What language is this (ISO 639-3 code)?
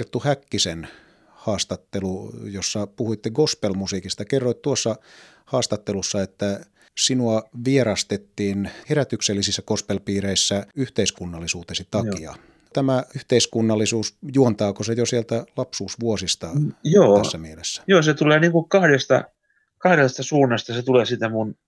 fin